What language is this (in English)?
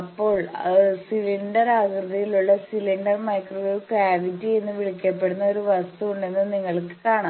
Malayalam